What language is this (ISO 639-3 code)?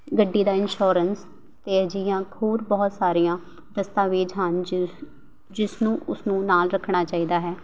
pan